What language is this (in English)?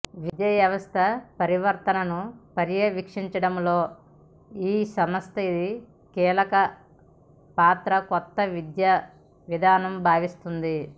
Telugu